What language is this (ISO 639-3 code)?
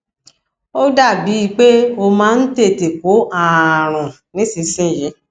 yor